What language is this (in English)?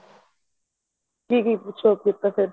Punjabi